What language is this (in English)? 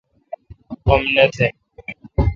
Kalkoti